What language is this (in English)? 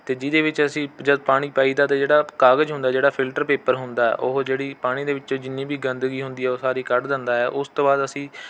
Punjabi